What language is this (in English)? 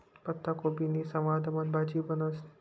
Marathi